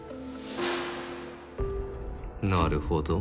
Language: Japanese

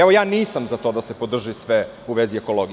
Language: Serbian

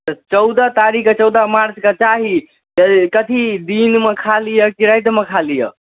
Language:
Maithili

